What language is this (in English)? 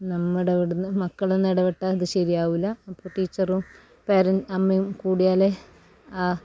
Malayalam